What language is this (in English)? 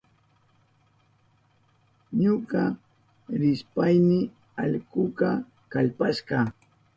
Southern Pastaza Quechua